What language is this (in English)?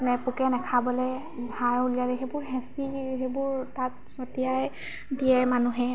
Assamese